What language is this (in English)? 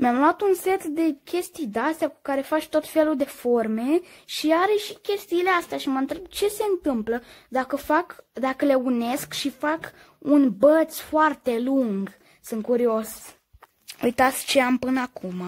Romanian